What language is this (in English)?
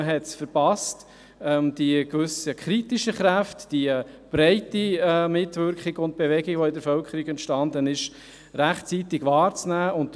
Swiss German